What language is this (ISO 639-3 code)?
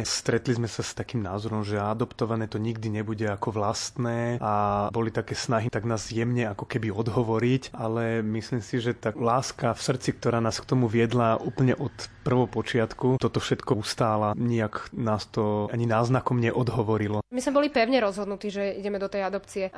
slk